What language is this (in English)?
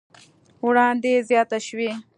Pashto